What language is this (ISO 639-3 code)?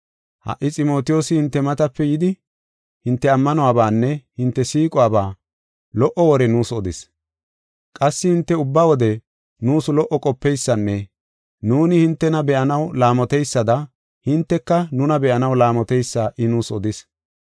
gof